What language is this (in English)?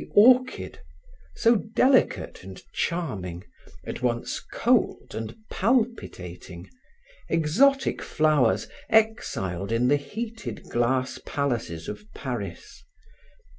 English